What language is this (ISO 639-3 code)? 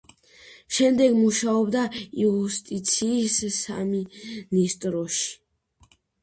kat